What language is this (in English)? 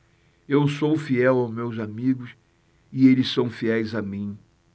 Portuguese